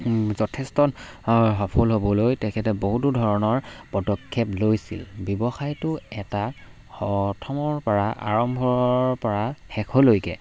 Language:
Assamese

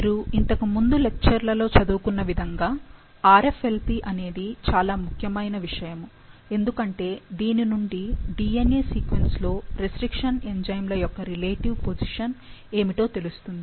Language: Telugu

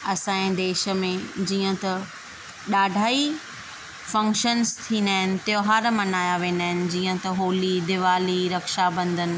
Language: Sindhi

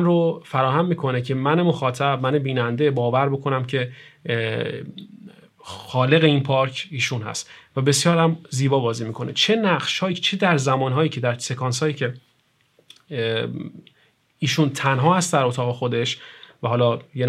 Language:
Persian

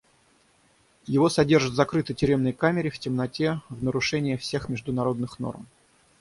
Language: Russian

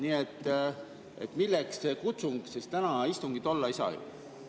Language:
Estonian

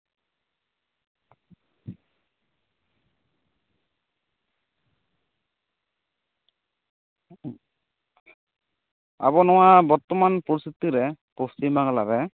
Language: Santali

